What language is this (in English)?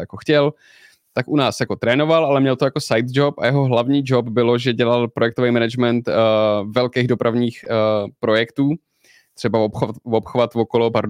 Czech